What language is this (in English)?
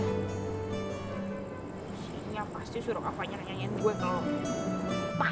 Indonesian